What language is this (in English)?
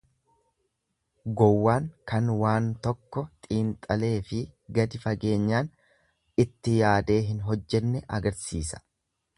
Oromo